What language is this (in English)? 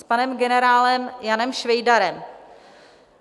Czech